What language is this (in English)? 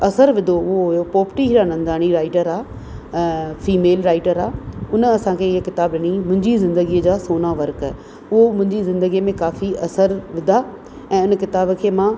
Sindhi